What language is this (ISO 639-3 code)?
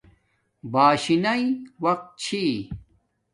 dmk